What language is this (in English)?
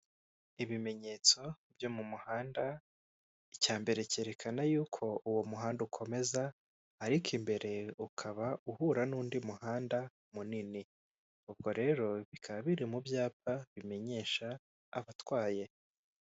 Kinyarwanda